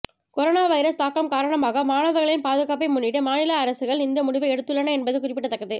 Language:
Tamil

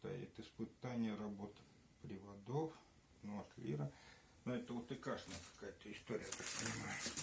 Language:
Russian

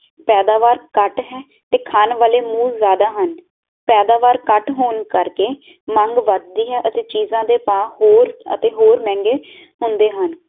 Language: Punjabi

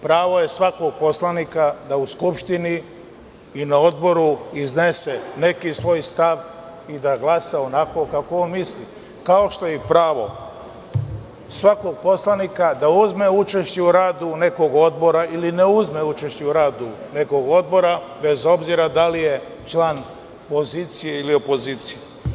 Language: Serbian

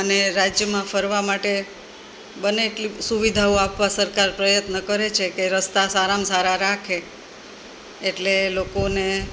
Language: Gujarati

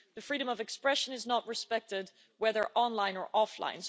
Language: English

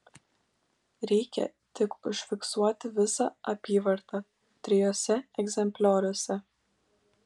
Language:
Lithuanian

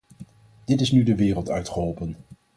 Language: Dutch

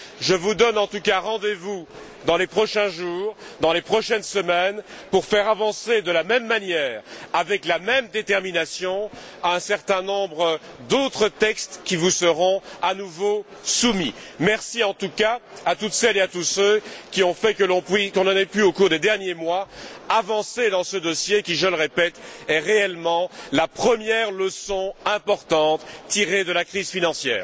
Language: French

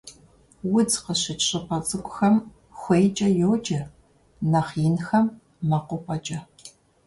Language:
Kabardian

